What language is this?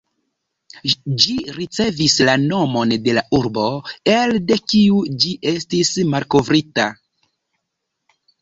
Esperanto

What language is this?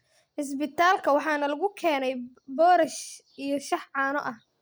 Somali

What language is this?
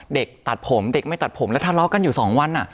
Thai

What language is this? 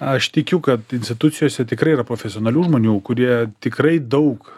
Lithuanian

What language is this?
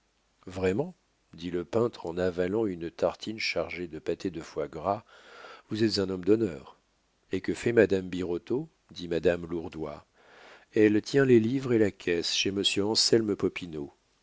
French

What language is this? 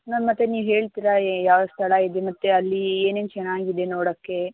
Kannada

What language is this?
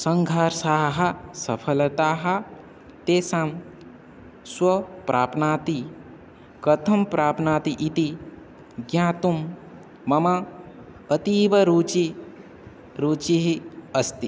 Sanskrit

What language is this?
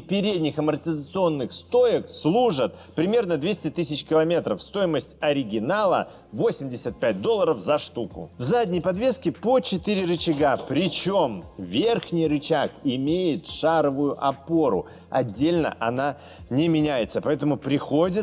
Russian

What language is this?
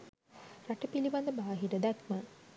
Sinhala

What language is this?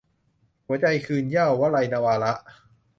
Thai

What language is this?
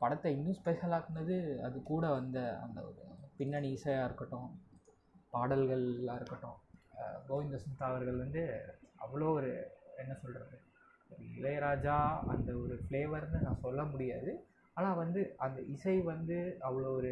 Tamil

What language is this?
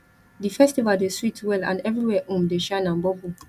Nigerian Pidgin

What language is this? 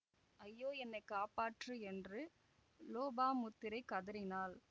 Tamil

